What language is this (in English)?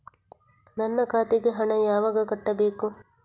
Kannada